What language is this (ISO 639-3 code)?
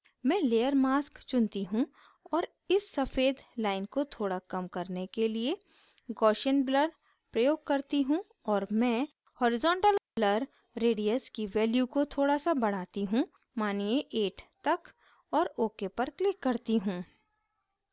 hin